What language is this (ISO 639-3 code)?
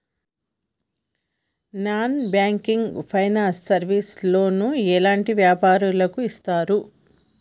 tel